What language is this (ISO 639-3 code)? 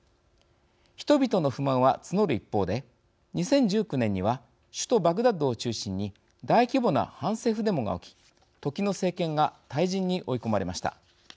jpn